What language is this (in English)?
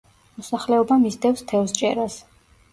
Georgian